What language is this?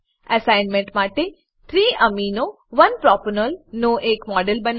Gujarati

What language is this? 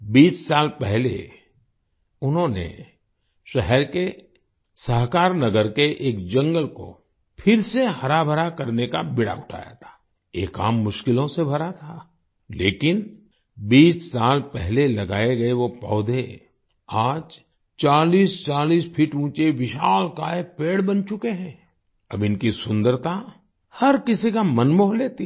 Hindi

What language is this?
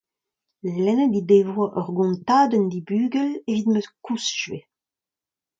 Breton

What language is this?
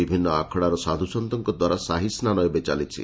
Odia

